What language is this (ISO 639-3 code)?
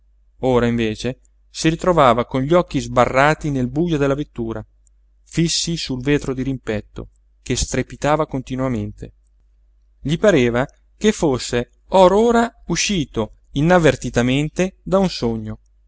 ita